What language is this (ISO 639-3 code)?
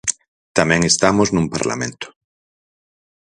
glg